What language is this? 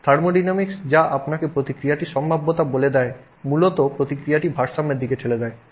Bangla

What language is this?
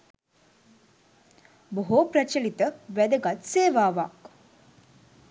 Sinhala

